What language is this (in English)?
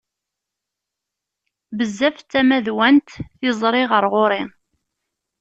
Kabyle